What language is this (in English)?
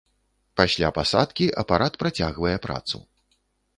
Belarusian